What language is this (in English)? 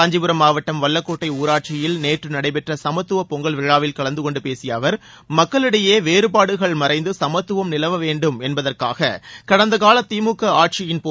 Tamil